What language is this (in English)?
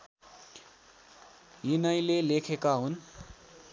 Nepali